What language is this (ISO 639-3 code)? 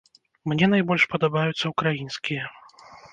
bel